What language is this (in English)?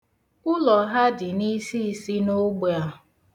Igbo